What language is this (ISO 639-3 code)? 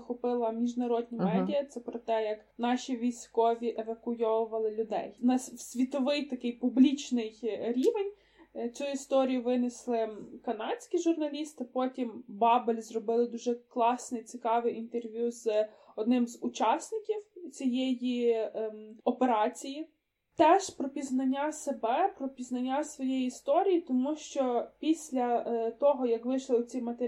ukr